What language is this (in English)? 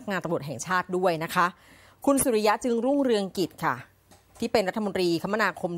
Thai